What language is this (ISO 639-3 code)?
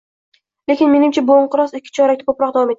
uzb